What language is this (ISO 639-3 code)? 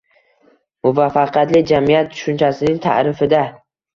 uzb